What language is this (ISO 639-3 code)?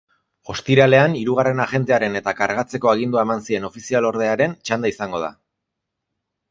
eus